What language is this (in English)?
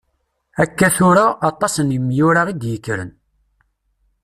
Kabyle